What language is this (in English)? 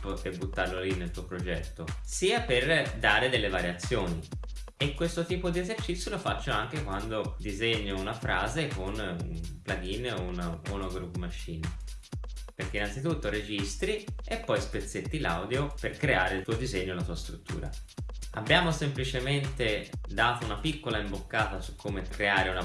Italian